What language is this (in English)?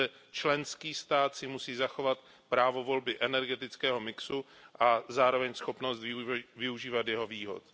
Czech